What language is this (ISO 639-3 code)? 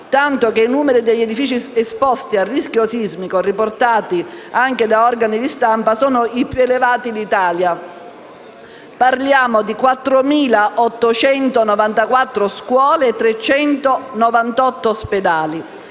ita